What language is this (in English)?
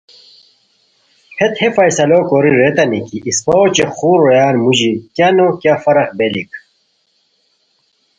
Khowar